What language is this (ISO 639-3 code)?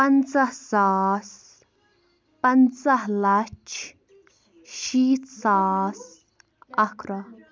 kas